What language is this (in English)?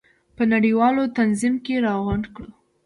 Pashto